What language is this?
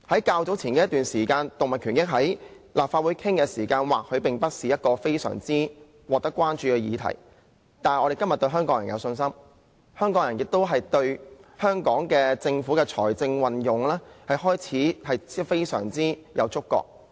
Cantonese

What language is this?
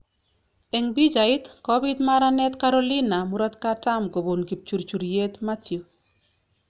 Kalenjin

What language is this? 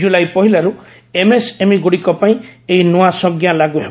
Odia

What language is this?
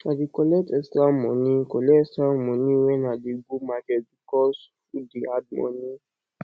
Nigerian Pidgin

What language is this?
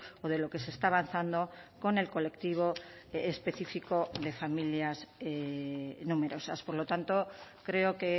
Spanish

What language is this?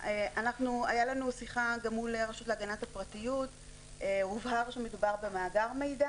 Hebrew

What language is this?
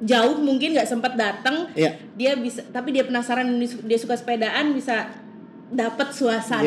Indonesian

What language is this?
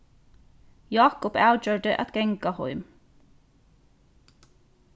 Faroese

